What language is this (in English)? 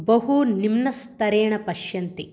Sanskrit